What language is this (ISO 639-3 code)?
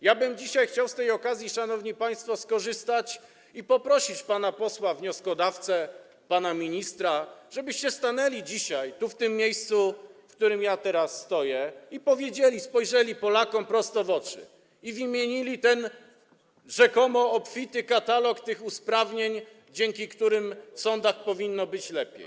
pol